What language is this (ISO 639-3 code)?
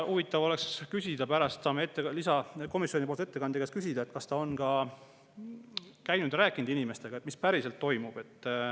est